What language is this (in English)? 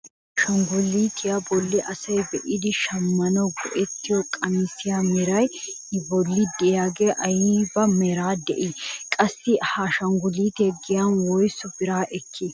Wolaytta